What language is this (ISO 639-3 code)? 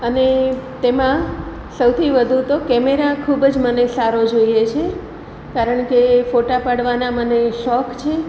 guj